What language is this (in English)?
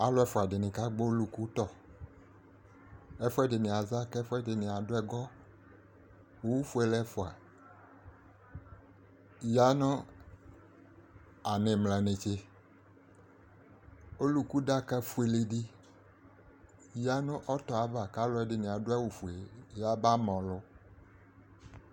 Ikposo